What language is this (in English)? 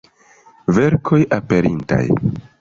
Esperanto